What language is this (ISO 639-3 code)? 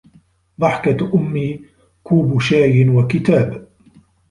ara